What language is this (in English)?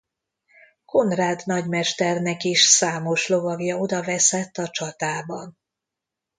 Hungarian